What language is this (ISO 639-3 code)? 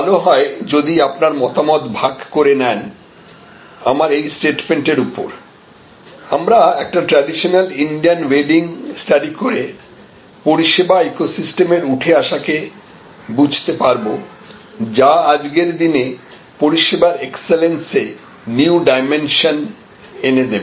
ben